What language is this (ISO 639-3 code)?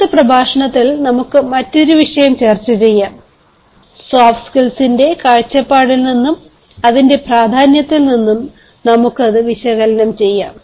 mal